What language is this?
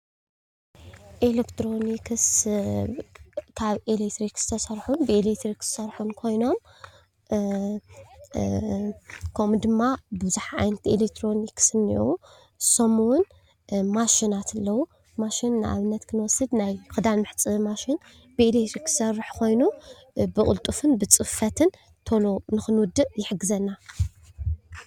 Tigrinya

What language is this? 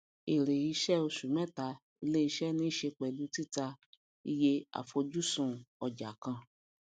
Yoruba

